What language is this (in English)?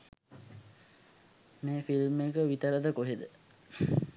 Sinhala